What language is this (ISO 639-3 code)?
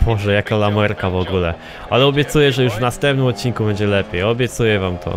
pol